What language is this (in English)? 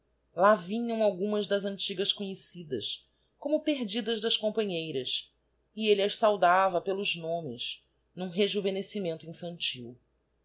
Portuguese